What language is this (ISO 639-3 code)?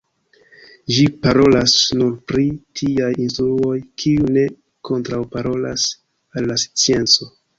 epo